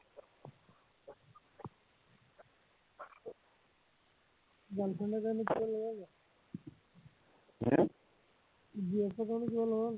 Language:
Assamese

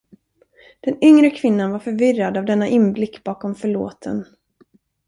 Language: Swedish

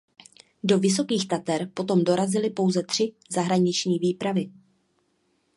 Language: Czech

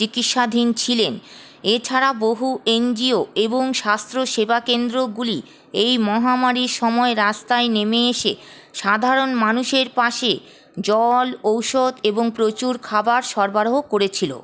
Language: Bangla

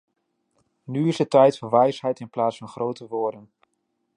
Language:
Dutch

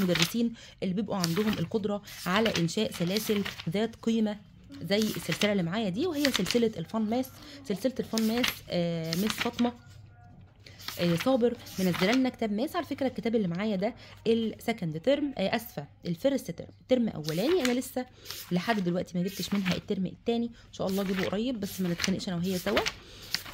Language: Arabic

